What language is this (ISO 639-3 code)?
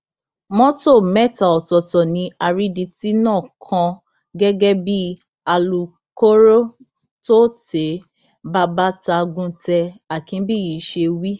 yor